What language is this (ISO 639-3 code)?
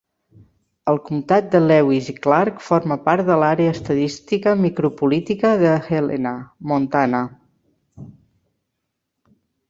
cat